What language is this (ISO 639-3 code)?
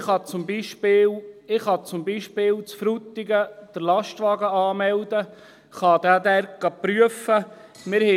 gsw